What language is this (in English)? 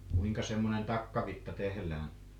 Finnish